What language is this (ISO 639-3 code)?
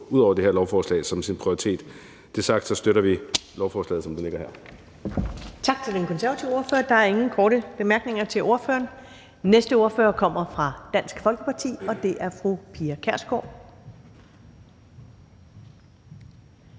dan